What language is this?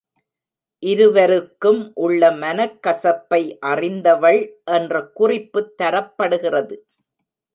Tamil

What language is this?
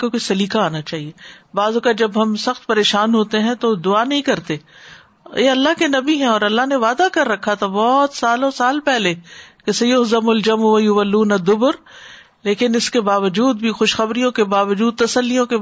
Urdu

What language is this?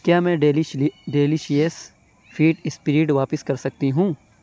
Urdu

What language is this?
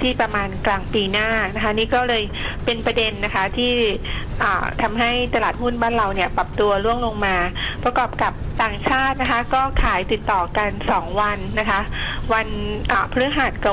Thai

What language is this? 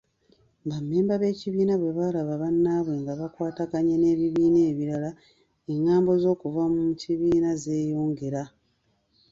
Ganda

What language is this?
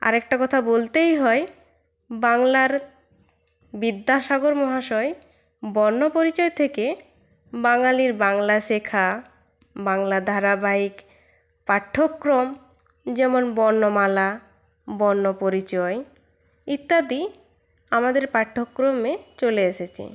Bangla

